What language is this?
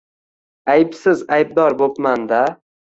Uzbek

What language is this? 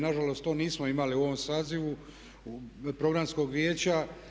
Croatian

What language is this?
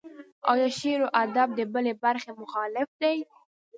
Pashto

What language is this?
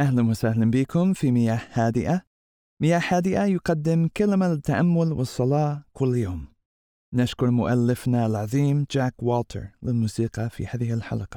Arabic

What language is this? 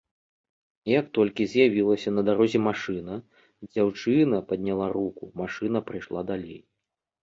Belarusian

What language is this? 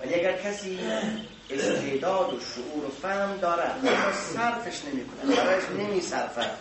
Persian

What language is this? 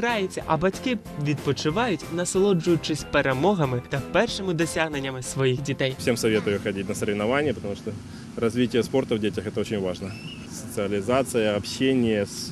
Ukrainian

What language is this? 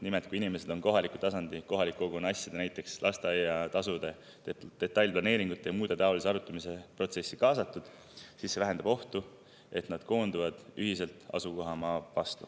Estonian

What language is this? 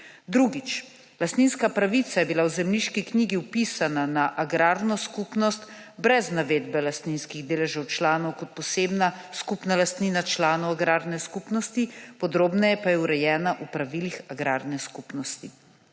Slovenian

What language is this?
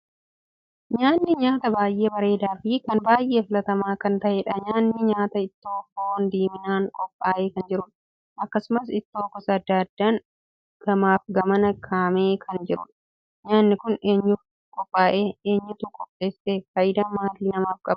Oromo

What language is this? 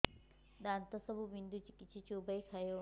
Odia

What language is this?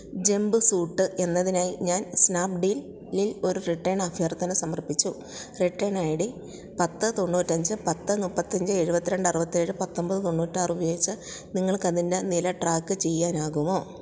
Malayalam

